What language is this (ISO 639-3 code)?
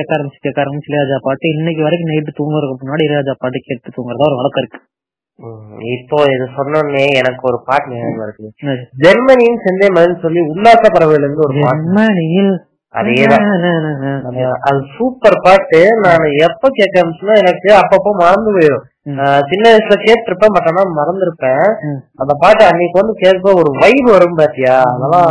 tam